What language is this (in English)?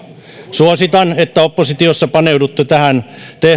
Finnish